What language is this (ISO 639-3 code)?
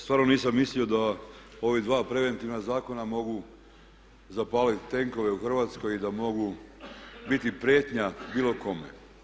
hrv